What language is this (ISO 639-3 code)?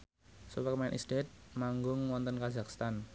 jav